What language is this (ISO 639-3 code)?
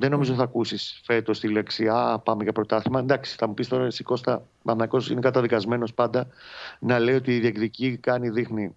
ell